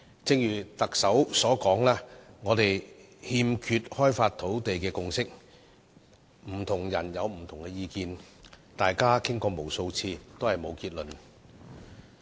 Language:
Cantonese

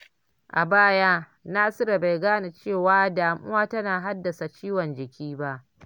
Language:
Hausa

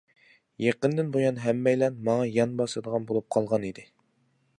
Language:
Uyghur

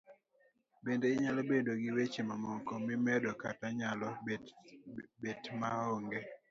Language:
Luo (Kenya and Tanzania)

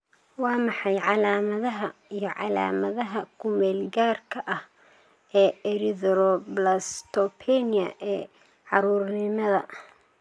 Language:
Somali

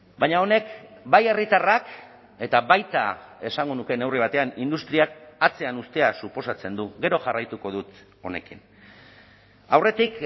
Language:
Basque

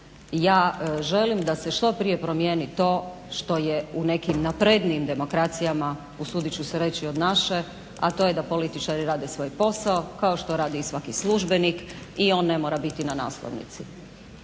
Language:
Croatian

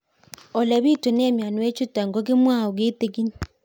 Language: Kalenjin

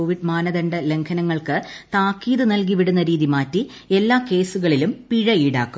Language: Malayalam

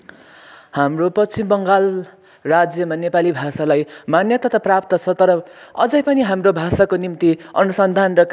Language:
Nepali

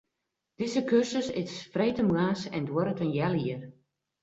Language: Western Frisian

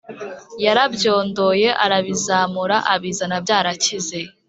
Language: Kinyarwanda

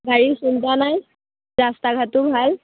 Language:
Assamese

